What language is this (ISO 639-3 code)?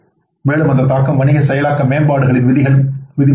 tam